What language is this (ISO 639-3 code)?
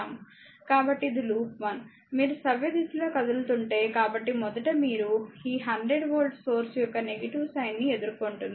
tel